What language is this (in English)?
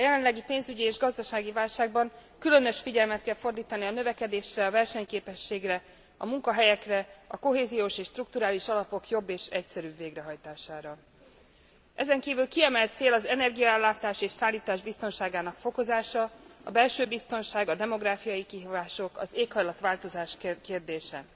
Hungarian